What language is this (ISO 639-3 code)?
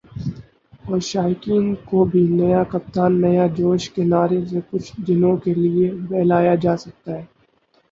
urd